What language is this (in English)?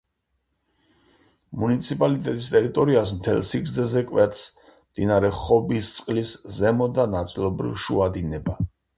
Georgian